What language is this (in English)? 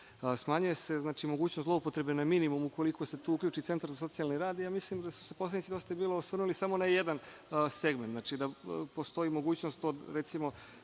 Serbian